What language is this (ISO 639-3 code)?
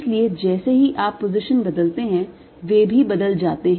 hin